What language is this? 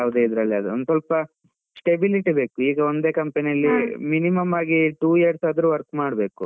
Kannada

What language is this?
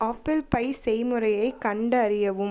Tamil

